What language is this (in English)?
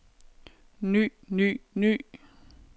Danish